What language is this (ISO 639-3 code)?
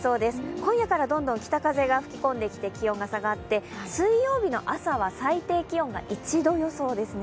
jpn